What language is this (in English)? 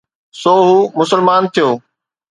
Sindhi